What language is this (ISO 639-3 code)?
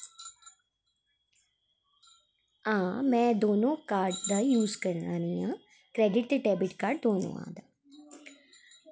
doi